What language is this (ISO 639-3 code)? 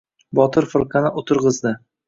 uzb